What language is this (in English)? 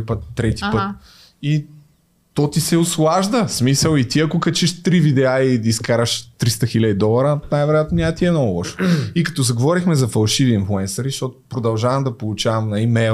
Bulgarian